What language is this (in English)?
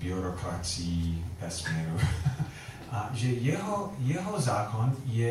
Czech